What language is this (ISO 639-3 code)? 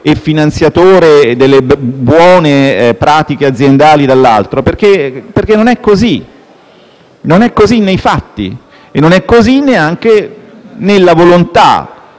ita